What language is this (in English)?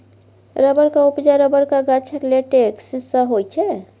Maithili